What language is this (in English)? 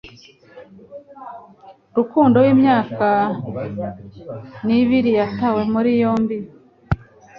Kinyarwanda